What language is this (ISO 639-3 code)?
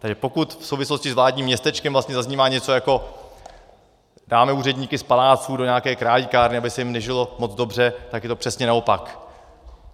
ces